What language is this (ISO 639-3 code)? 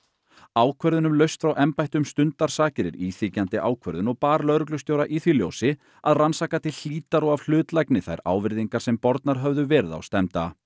isl